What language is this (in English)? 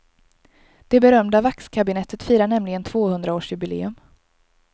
Swedish